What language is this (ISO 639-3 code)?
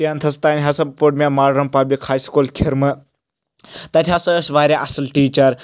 kas